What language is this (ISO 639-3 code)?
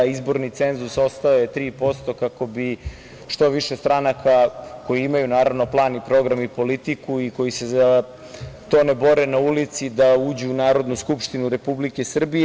srp